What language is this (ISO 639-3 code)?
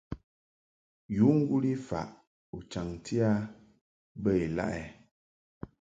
mhk